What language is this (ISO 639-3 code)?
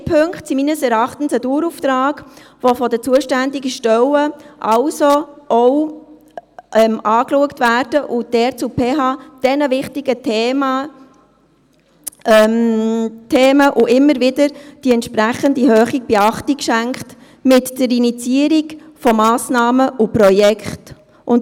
gsw